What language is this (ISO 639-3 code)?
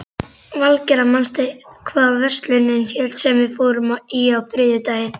isl